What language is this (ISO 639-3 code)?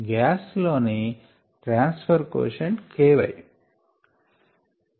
tel